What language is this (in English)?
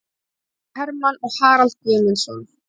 Icelandic